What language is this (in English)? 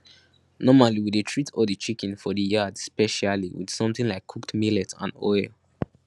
Nigerian Pidgin